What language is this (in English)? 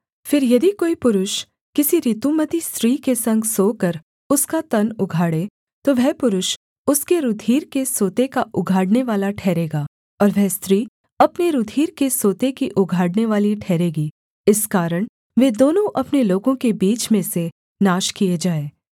Hindi